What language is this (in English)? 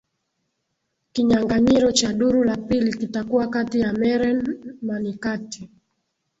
Swahili